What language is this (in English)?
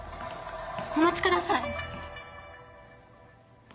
Japanese